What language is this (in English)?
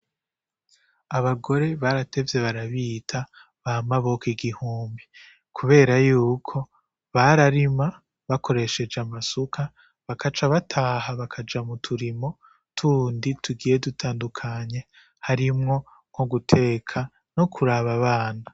Rundi